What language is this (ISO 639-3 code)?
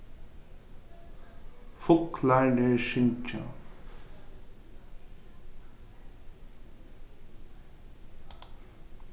fao